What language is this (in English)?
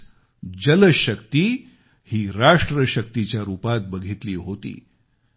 Marathi